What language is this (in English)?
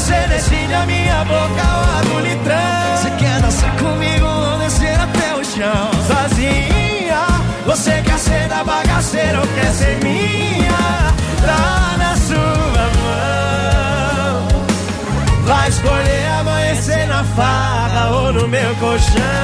Portuguese